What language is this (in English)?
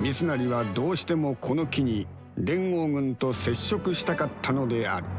Japanese